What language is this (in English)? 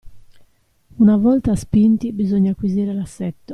Italian